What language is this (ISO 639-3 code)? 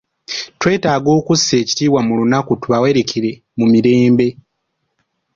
lug